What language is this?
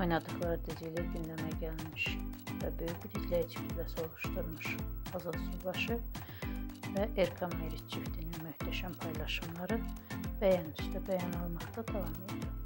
Turkish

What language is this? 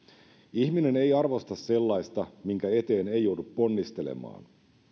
Finnish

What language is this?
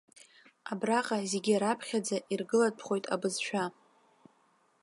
Abkhazian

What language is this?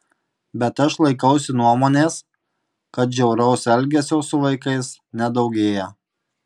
Lithuanian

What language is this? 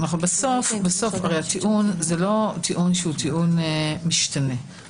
Hebrew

